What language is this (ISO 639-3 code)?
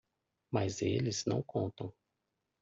por